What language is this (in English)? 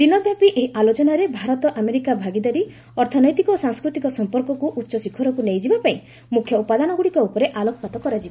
Odia